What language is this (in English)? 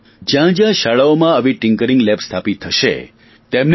Gujarati